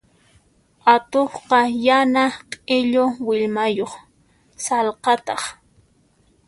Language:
Puno Quechua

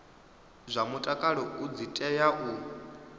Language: Venda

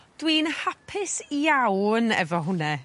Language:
Welsh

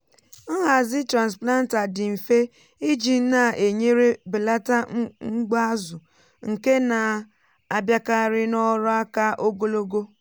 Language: Igbo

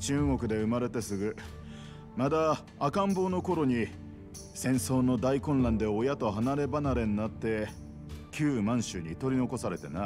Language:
Japanese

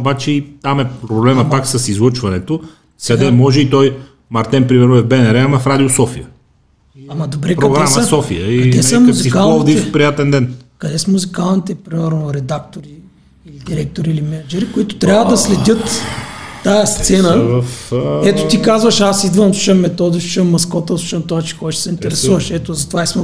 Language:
Bulgarian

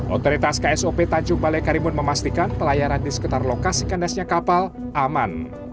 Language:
Indonesian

